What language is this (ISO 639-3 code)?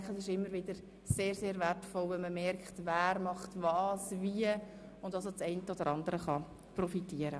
gsw